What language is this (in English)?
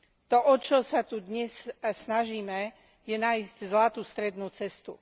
Slovak